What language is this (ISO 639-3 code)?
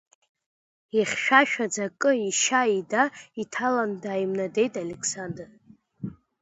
abk